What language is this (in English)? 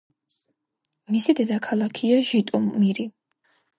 Georgian